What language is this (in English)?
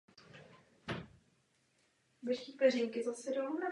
Czech